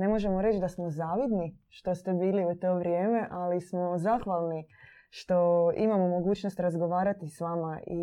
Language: Croatian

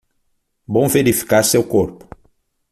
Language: Portuguese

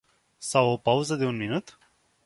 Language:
Romanian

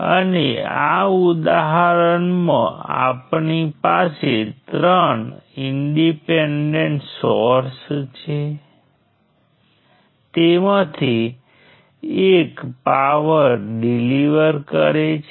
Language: Gujarati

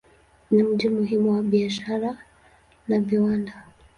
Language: Swahili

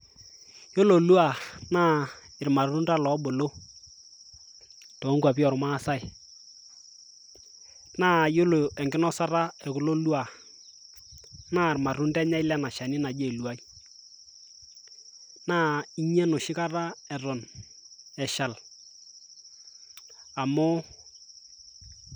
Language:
Masai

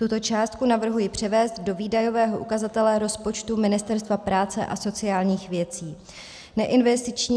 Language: Czech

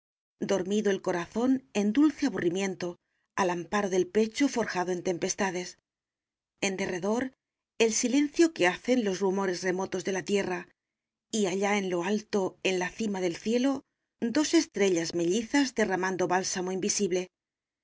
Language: Spanish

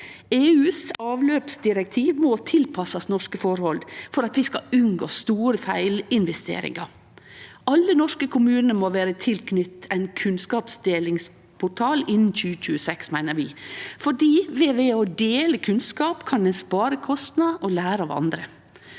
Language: Norwegian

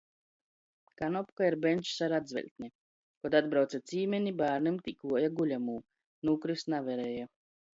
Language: Latgalian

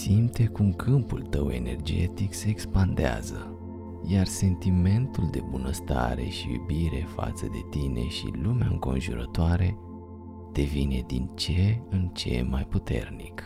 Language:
Romanian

